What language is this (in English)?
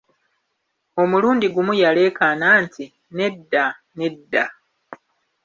Ganda